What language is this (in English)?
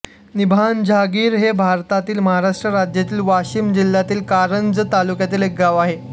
Marathi